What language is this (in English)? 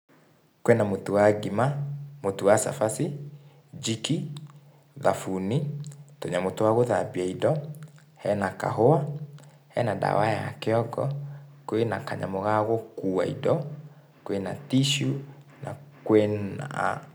Kikuyu